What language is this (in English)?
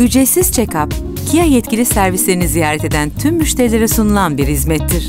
Turkish